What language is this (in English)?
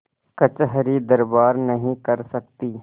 Hindi